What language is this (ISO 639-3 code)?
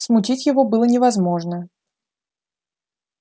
rus